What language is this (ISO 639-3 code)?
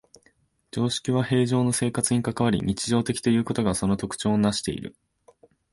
jpn